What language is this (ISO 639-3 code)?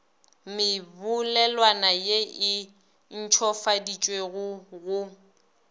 nso